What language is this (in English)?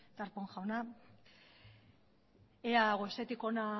Basque